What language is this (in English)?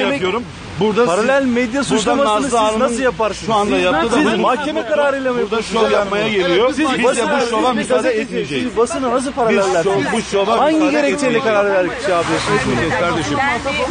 Turkish